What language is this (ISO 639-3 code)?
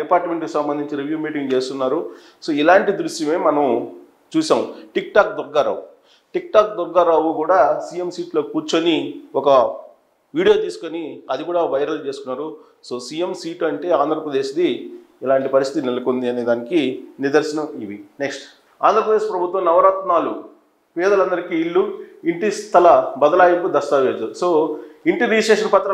tel